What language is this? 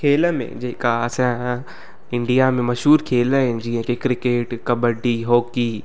Sindhi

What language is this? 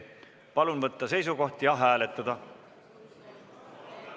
Estonian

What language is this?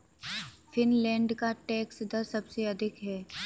Hindi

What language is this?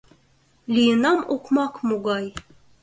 Mari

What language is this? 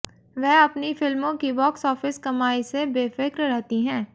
Hindi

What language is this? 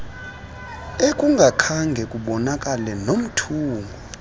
Xhosa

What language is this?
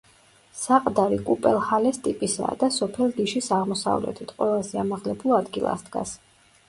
Georgian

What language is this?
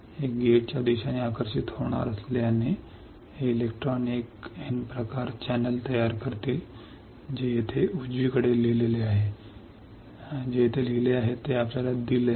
Marathi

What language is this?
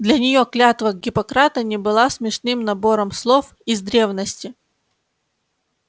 Russian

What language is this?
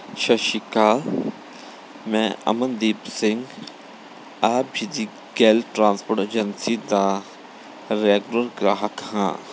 Punjabi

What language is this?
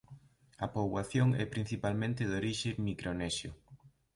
Galician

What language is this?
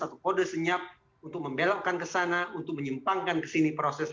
Indonesian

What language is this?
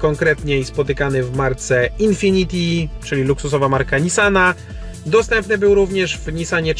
Polish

